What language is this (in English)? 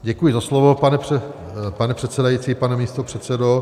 Czech